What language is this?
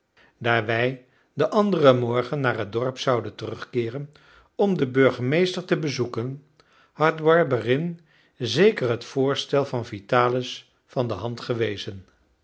Dutch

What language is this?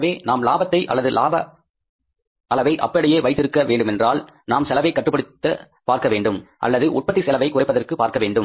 Tamil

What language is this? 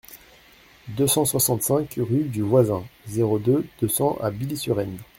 French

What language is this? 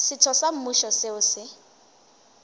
Northern Sotho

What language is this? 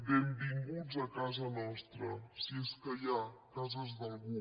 Catalan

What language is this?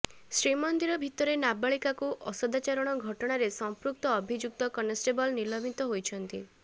Odia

